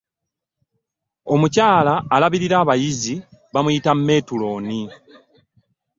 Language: Ganda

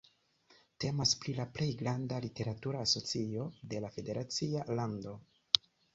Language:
Esperanto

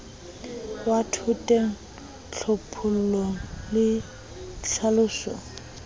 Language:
Southern Sotho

